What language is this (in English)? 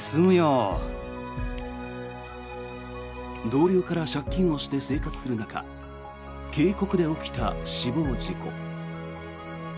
Japanese